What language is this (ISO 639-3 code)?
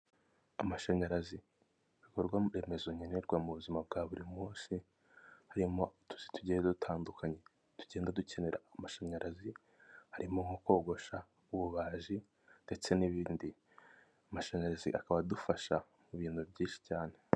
kin